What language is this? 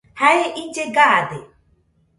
Nüpode Huitoto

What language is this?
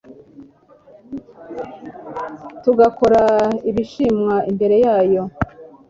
Kinyarwanda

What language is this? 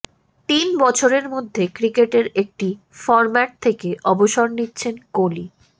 Bangla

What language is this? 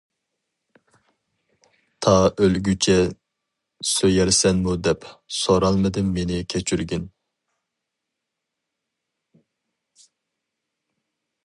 Uyghur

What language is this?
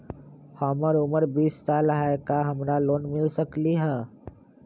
Magahi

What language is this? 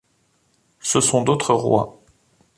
French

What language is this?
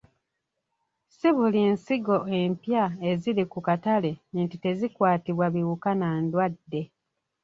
Ganda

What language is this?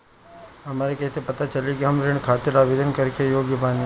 Bhojpuri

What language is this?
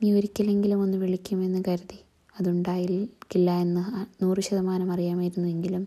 Malayalam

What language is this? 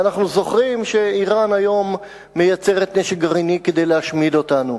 Hebrew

